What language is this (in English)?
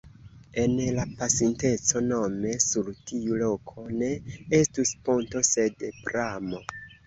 Esperanto